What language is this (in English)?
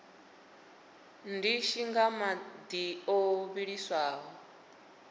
Venda